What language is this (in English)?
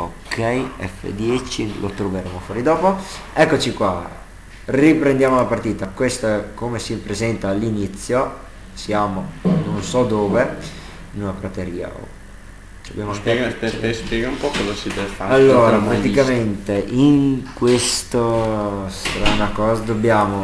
Italian